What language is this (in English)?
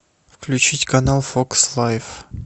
Russian